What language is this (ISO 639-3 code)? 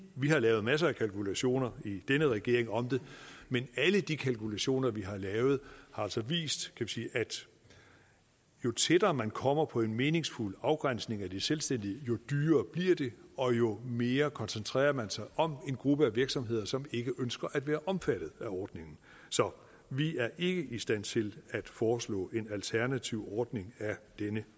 dan